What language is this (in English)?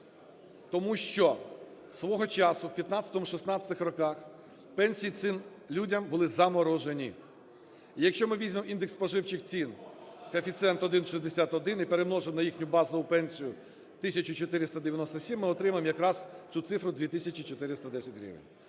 Ukrainian